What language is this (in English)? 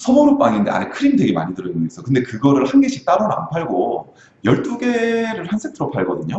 Korean